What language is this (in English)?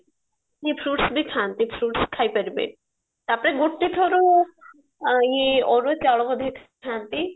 Odia